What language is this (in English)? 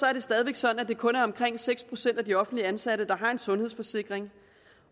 Danish